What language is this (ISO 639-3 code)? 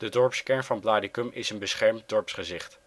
nld